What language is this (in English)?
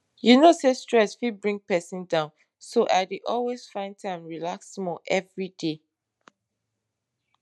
Nigerian Pidgin